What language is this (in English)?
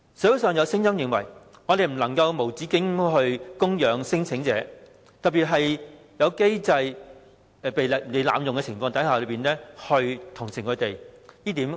Cantonese